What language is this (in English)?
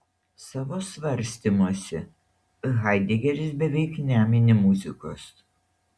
Lithuanian